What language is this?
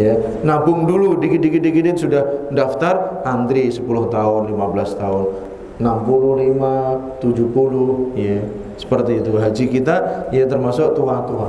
Indonesian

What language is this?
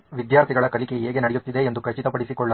Kannada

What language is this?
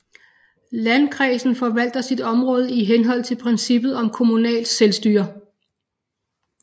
Danish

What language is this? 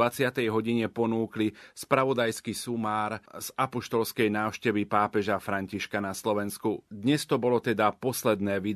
Slovak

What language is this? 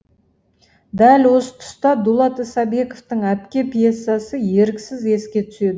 Kazakh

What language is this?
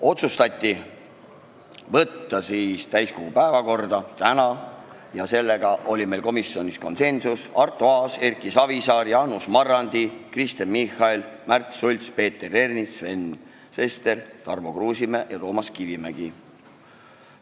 Estonian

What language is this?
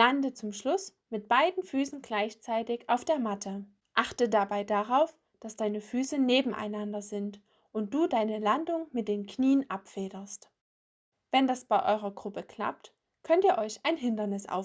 German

